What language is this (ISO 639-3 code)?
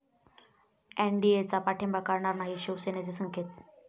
mar